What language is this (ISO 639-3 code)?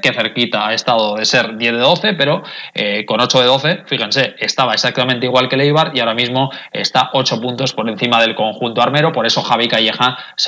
spa